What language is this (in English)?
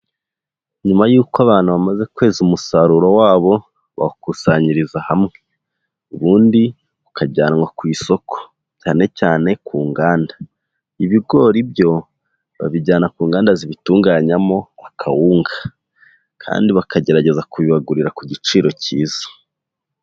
Kinyarwanda